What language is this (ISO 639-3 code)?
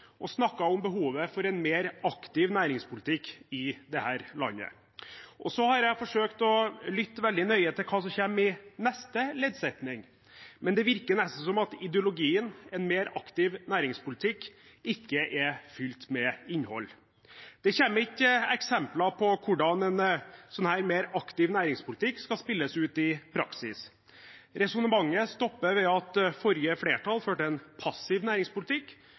nob